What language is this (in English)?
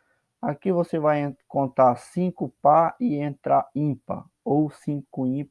Portuguese